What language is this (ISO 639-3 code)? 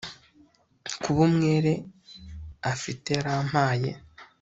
kin